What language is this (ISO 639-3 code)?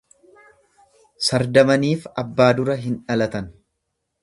orm